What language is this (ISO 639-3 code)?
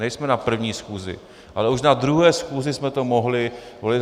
ces